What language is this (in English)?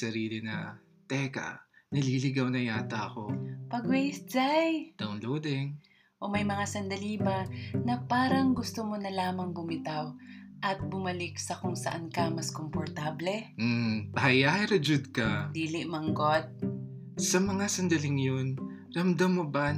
Filipino